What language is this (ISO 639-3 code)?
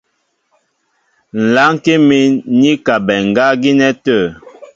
mbo